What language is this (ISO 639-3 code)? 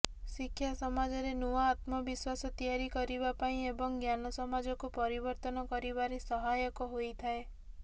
ori